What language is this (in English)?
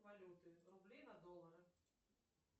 Russian